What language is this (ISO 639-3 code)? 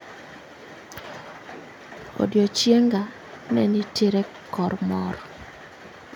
luo